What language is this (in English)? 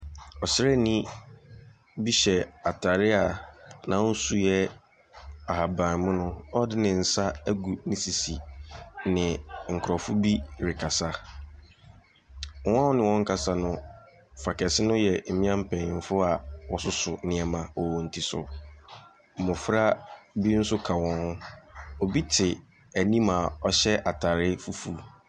Akan